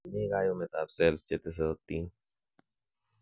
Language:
Kalenjin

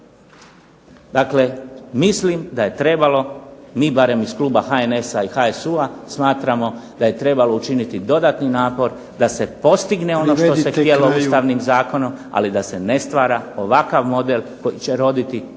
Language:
Croatian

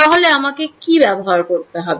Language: Bangla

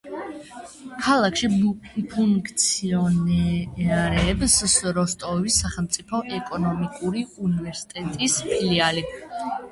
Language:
Georgian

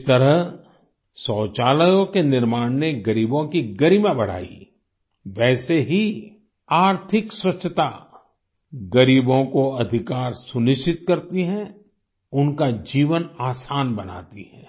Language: Hindi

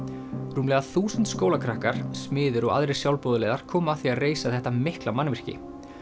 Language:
Icelandic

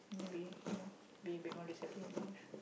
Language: English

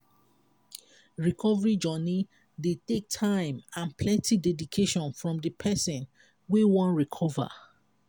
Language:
Nigerian Pidgin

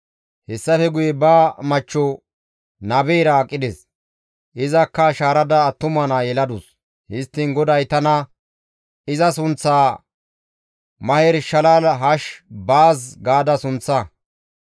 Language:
Gamo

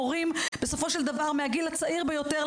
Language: Hebrew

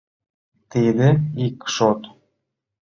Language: Mari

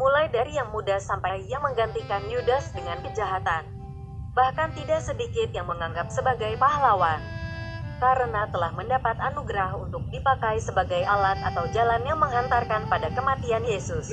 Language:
Indonesian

